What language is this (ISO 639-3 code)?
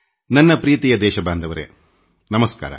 kan